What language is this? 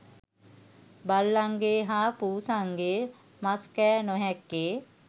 Sinhala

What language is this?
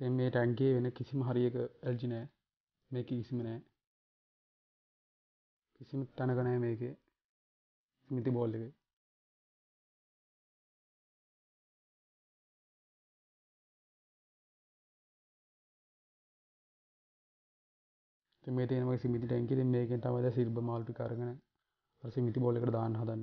English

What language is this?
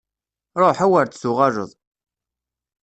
Kabyle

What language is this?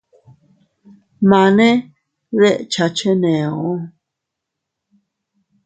Teutila Cuicatec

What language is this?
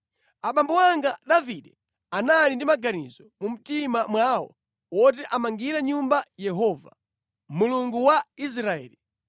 Nyanja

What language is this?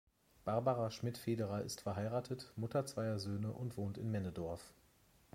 German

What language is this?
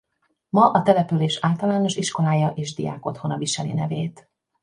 Hungarian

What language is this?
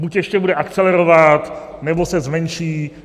Czech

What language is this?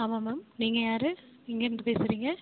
Tamil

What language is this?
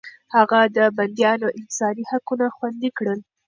Pashto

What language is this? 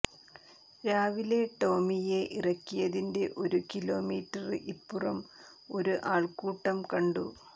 Malayalam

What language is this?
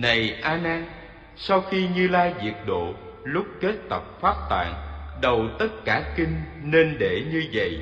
Vietnamese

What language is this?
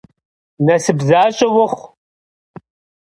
Kabardian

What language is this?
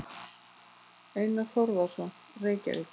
Icelandic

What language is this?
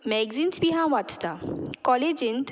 Konkani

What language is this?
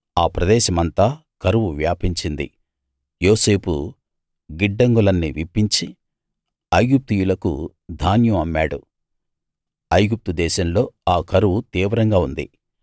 Telugu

